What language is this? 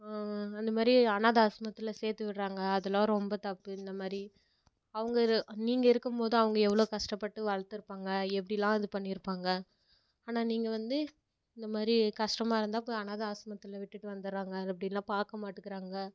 Tamil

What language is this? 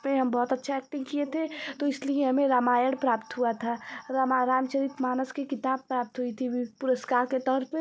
Hindi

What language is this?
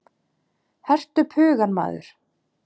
Icelandic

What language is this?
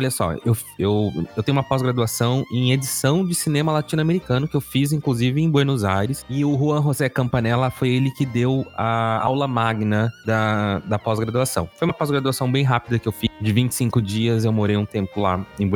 Portuguese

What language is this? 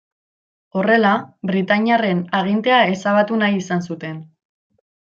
Basque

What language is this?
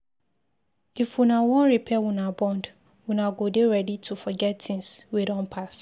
Nigerian Pidgin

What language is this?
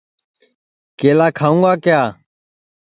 Sansi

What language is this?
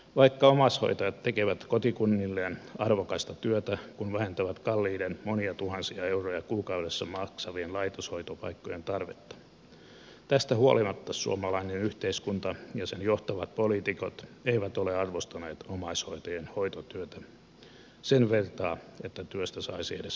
Finnish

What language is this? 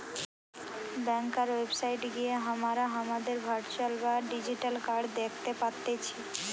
Bangla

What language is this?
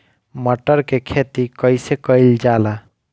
Bhojpuri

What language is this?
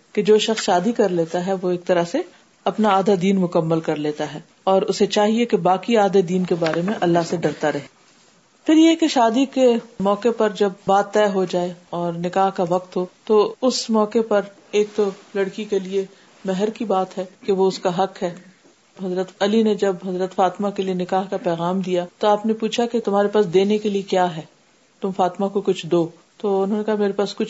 Urdu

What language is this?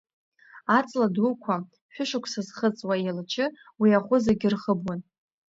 Abkhazian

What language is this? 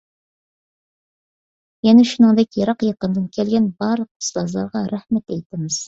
Uyghur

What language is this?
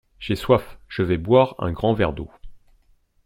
French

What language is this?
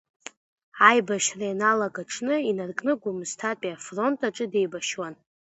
Abkhazian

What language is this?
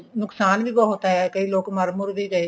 Punjabi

